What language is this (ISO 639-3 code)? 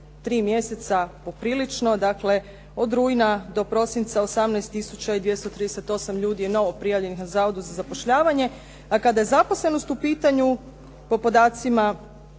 hrv